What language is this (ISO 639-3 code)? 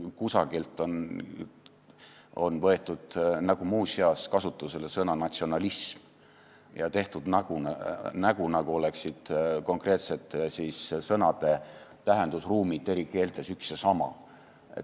est